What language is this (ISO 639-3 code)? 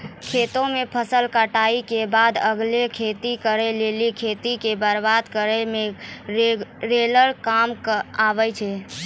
mai